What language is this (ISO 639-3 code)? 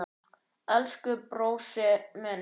isl